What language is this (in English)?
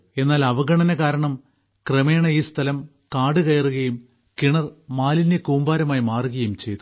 Malayalam